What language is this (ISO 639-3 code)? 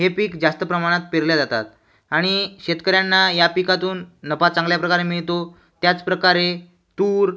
mar